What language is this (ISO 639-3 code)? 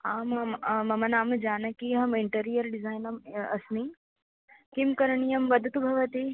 san